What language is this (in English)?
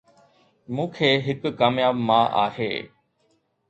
Sindhi